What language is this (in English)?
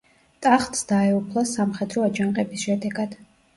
Georgian